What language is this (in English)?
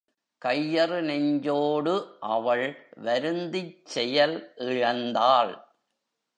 Tamil